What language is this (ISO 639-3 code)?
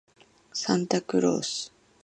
jpn